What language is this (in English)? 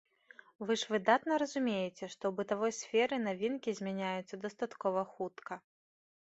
Belarusian